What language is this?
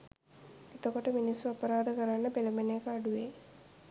Sinhala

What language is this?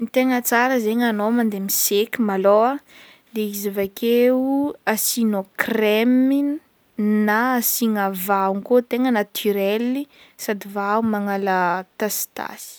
Northern Betsimisaraka Malagasy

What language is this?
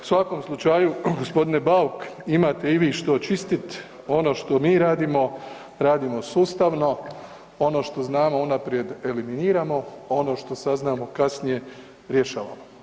Croatian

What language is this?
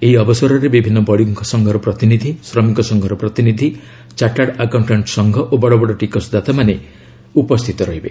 Odia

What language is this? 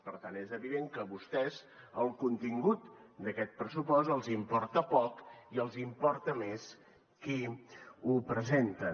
Catalan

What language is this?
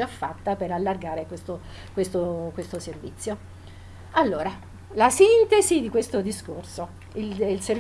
Italian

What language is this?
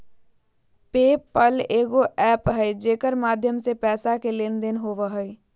Magahi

